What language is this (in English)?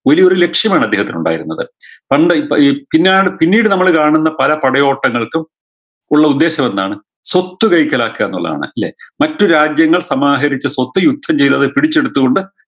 Malayalam